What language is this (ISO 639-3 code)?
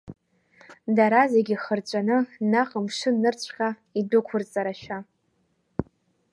abk